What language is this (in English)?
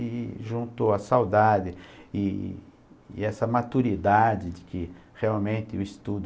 Portuguese